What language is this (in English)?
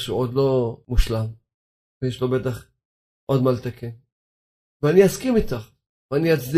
Hebrew